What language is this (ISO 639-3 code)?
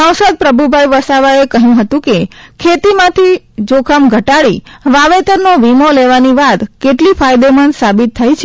guj